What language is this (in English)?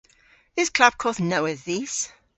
Cornish